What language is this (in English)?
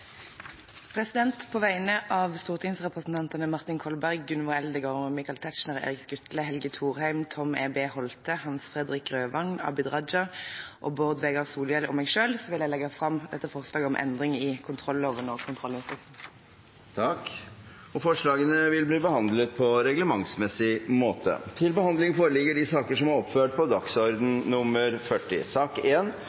Norwegian